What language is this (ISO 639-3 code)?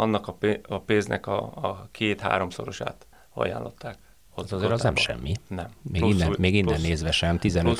hun